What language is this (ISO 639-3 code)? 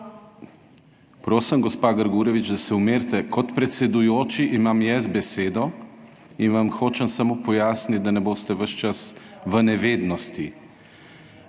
slv